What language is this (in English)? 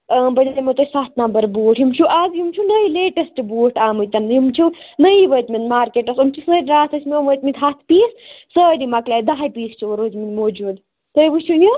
Kashmiri